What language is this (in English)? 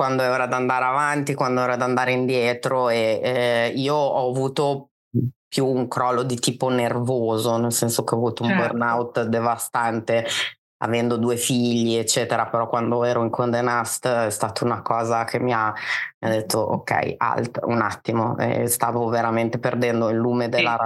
Italian